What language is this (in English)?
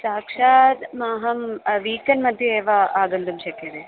Sanskrit